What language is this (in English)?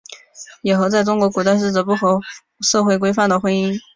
Chinese